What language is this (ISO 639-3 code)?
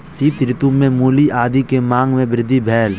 mai